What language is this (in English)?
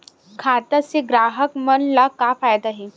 Chhattisgarhi